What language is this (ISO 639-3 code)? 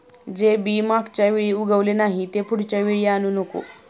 mar